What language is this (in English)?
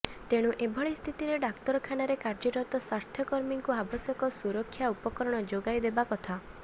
Odia